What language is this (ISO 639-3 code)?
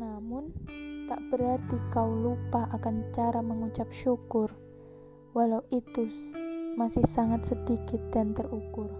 ind